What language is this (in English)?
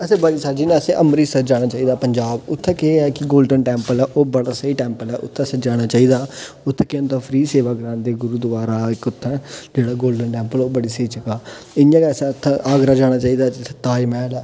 Dogri